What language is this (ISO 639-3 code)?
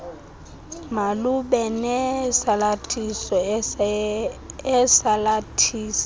xho